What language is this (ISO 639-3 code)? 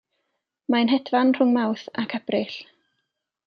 cym